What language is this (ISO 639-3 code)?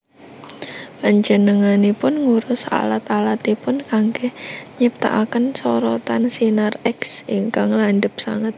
jav